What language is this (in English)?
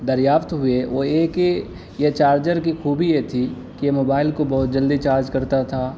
Urdu